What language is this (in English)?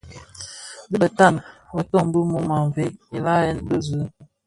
Bafia